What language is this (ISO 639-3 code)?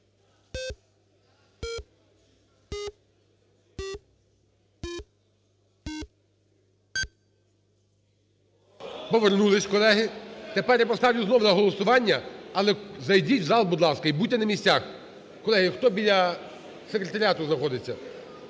ukr